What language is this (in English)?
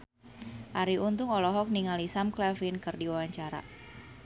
Sundanese